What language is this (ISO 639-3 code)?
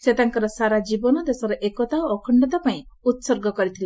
ori